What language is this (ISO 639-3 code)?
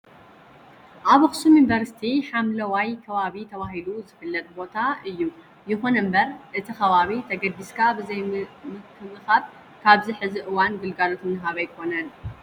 tir